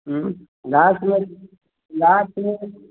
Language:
Maithili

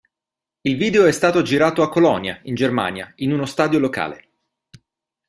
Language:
Italian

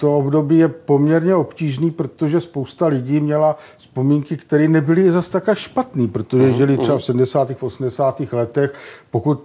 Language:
Czech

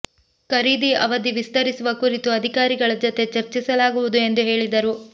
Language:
Kannada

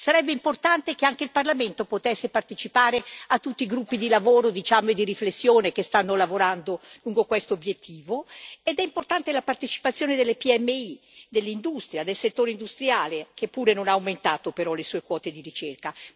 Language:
Italian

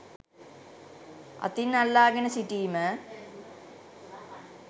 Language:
Sinhala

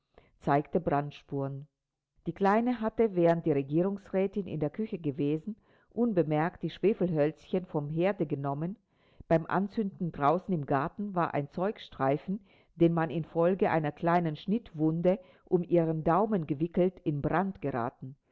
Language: German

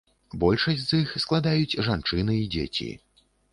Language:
Belarusian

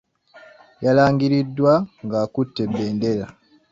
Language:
Ganda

